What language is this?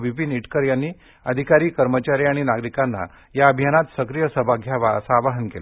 Marathi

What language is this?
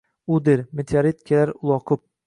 Uzbek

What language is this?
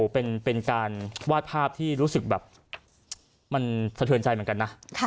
Thai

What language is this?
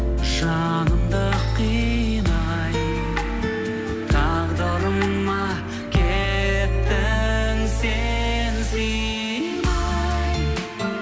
Kazakh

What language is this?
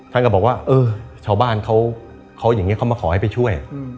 Thai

